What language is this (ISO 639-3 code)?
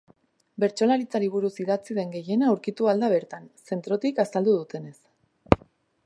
eus